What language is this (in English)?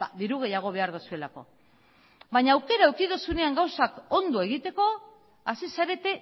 Basque